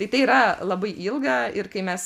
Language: Lithuanian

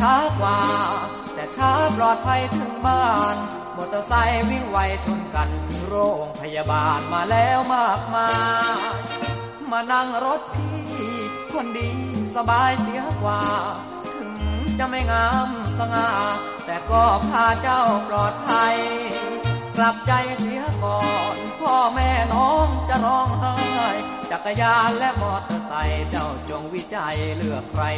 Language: Thai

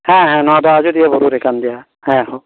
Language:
Santali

